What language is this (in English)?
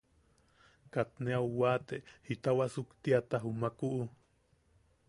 Yaqui